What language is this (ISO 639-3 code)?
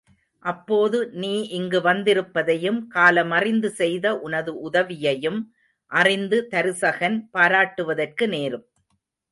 tam